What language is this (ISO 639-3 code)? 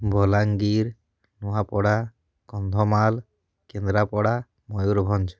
ori